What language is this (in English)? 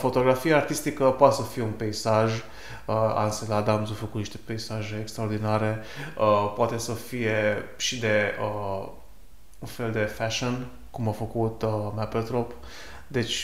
Romanian